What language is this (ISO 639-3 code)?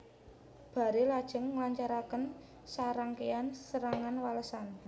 jav